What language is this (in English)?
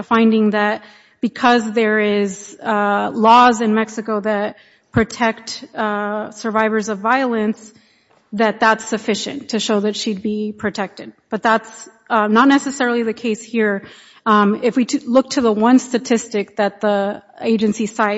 English